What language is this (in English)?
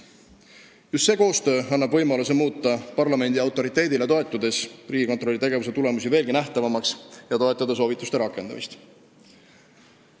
Estonian